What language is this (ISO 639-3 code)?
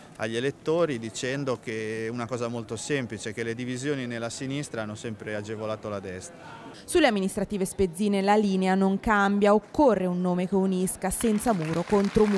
ita